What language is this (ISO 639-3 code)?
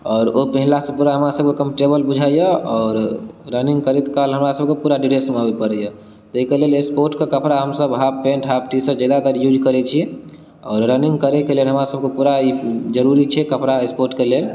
mai